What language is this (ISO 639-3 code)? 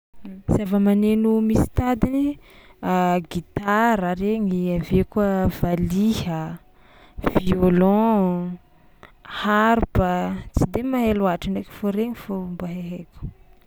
xmw